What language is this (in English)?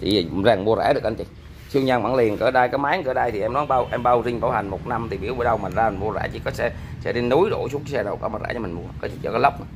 Vietnamese